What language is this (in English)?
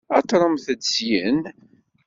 Kabyle